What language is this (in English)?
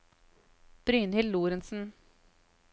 Norwegian